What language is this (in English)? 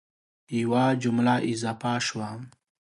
Pashto